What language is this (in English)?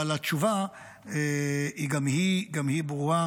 Hebrew